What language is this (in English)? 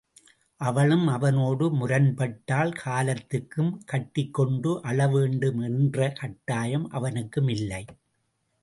Tamil